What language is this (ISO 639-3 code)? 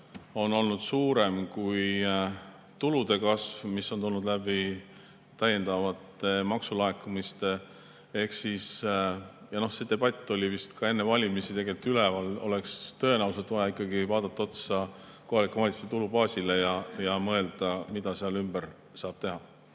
est